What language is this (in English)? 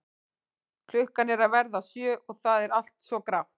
Icelandic